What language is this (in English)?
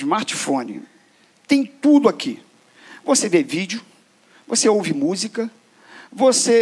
Portuguese